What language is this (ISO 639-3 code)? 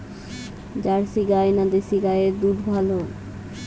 ben